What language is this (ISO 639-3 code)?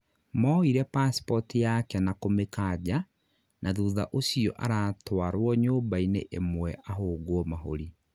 kik